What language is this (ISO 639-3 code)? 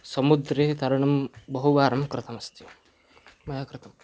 san